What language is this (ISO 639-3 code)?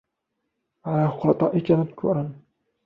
ara